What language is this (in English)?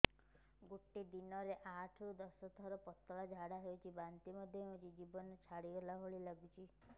Odia